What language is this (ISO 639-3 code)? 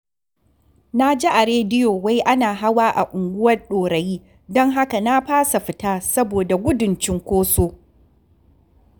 hau